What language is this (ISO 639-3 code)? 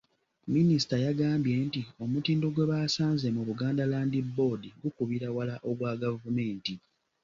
lug